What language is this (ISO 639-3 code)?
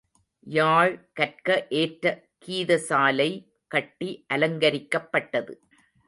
tam